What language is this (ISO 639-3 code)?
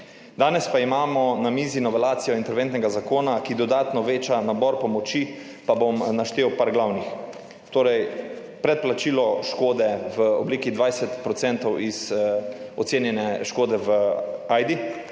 slv